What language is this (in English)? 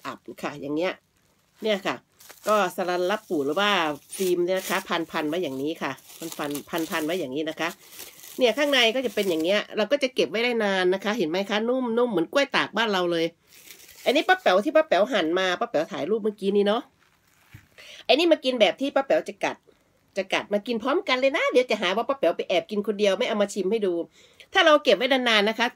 Thai